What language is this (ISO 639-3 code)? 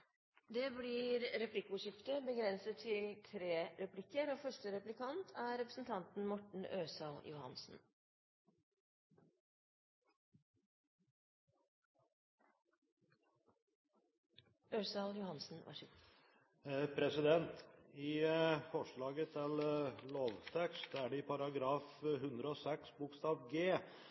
nob